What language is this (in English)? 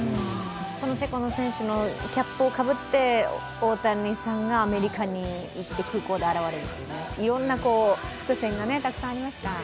Japanese